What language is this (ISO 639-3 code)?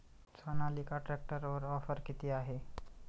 mar